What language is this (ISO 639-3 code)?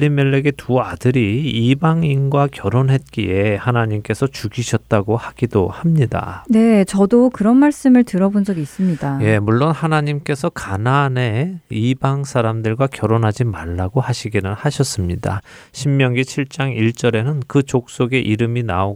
kor